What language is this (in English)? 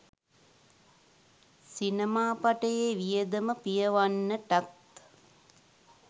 Sinhala